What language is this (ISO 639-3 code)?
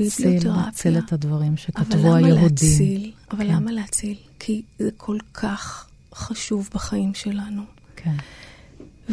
heb